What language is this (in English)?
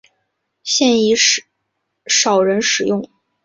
Chinese